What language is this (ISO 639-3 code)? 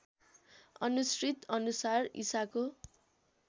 nep